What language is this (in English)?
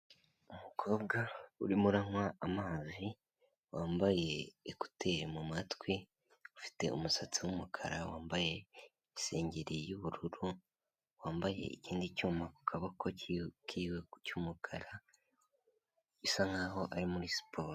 Kinyarwanda